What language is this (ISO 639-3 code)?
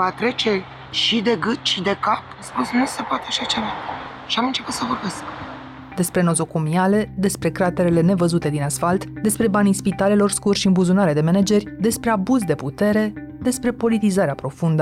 ron